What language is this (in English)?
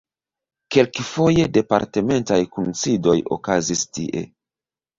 Esperanto